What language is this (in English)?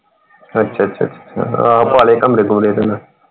Punjabi